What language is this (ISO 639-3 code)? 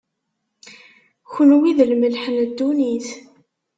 kab